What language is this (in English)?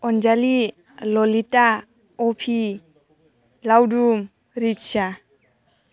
Bodo